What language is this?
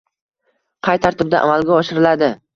Uzbek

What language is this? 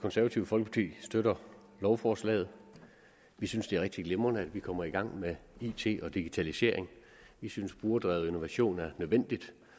Danish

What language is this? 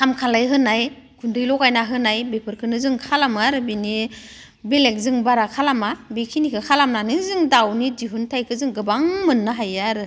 Bodo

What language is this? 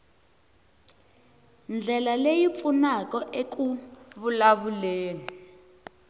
Tsonga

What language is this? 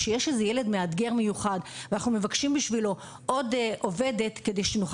Hebrew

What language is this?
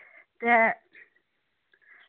Dogri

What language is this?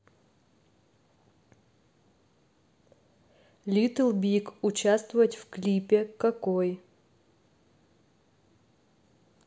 Russian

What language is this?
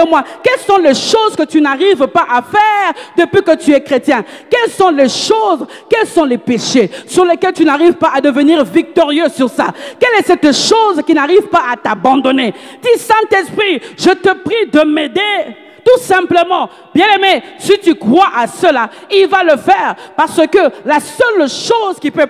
French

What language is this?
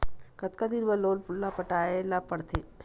Chhattisgarhi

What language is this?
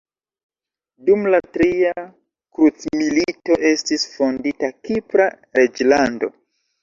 Esperanto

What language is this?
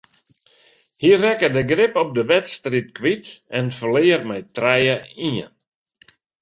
Western Frisian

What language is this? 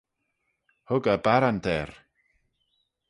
Manx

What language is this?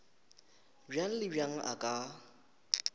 Northern Sotho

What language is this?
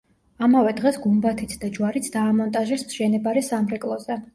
Georgian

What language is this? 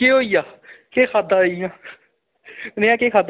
Dogri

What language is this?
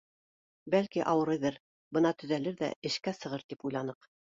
Bashkir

